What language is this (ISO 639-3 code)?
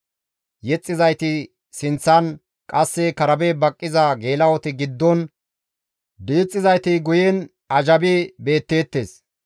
gmv